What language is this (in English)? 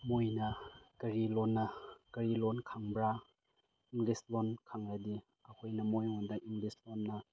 Manipuri